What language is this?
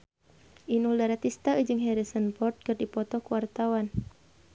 Sundanese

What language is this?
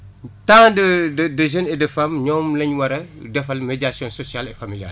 Wolof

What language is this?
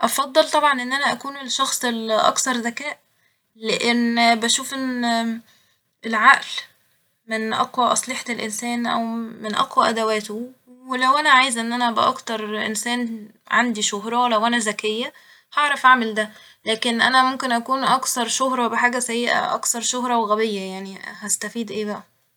Egyptian Arabic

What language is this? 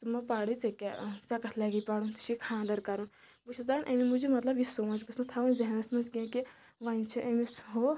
Kashmiri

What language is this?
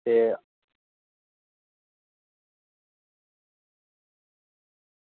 Dogri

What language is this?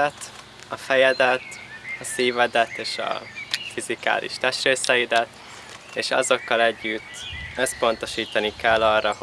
Hungarian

